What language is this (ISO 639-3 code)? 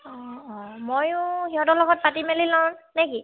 asm